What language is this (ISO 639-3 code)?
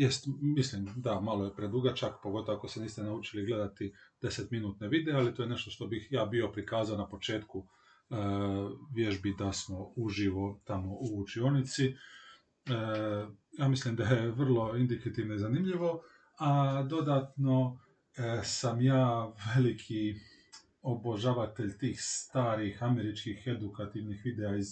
hrv